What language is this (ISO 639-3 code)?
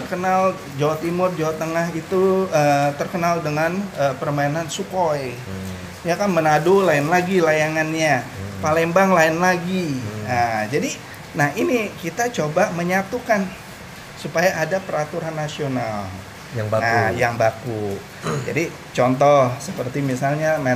ind